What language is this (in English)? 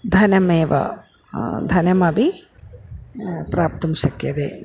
Sanskrit